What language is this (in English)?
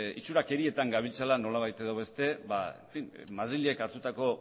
Basque